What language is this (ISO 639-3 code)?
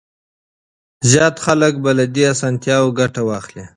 pus